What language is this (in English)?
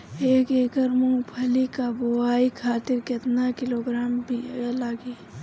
Bhojpuri